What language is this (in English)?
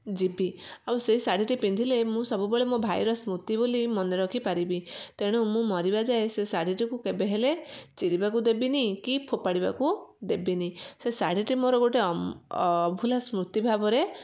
Odia